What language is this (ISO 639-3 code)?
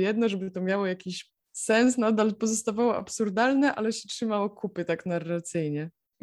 pol